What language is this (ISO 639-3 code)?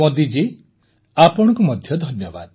ori